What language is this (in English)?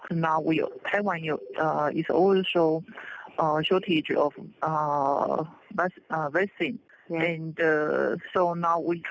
Thai